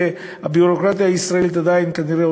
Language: Hebrew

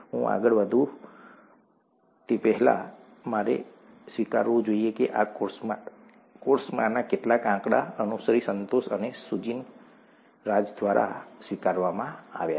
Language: Gujarati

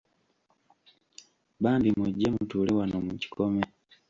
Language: Ganda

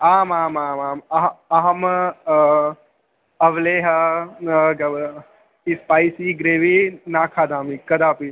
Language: Sanskrit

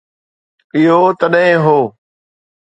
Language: Sindhi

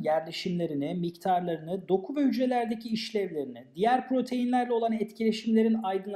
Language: Turkish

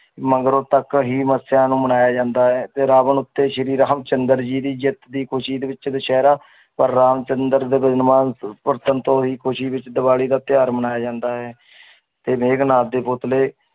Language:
Punjabi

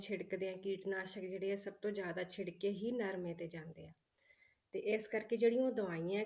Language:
Punjabi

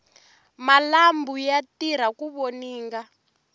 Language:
Tsonga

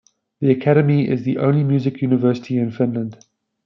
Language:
English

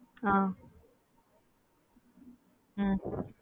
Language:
Tamil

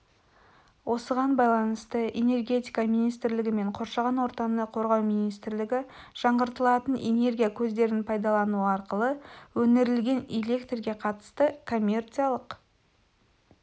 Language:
Kazakh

